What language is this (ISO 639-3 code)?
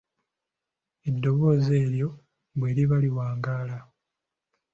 lug